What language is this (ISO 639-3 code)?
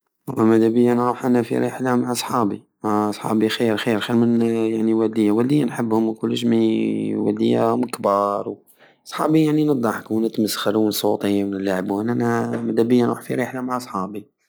aao